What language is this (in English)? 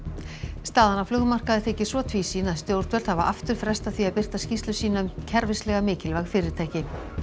Icelandic